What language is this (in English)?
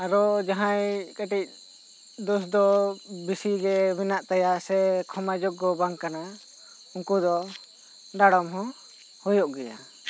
Santali